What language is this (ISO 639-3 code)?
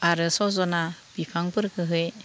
brx